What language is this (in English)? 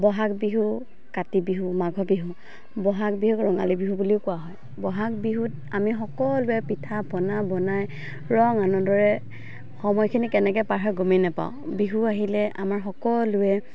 Assamese